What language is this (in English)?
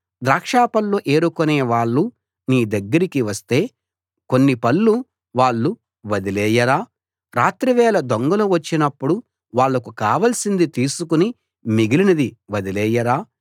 Telugu